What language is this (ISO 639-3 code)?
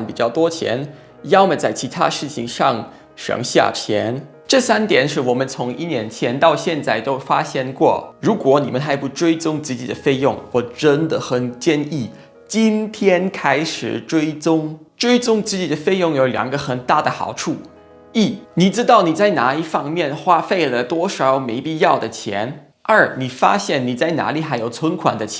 zho